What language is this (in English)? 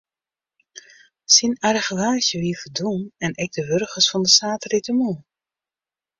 Western Frisian